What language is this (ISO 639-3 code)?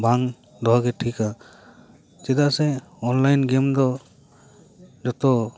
sat